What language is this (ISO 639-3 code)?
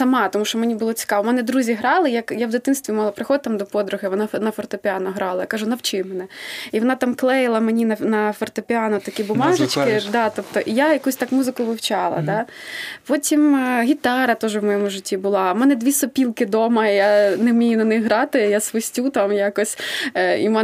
ukr